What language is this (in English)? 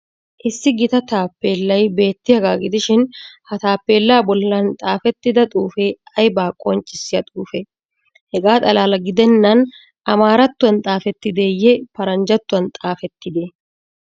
Wolaytta